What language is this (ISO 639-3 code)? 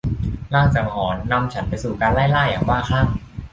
tha